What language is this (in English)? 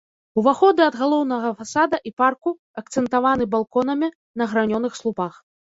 Belarusian